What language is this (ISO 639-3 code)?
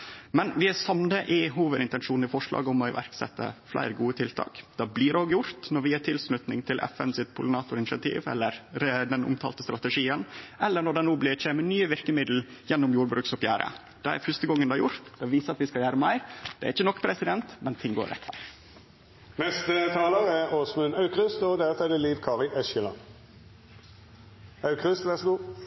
nor